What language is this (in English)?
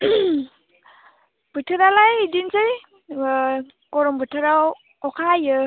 Bodo